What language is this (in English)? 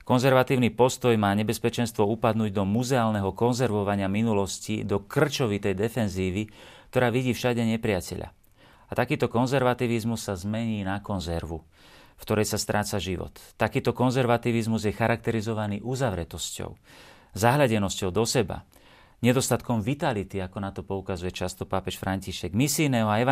Slovak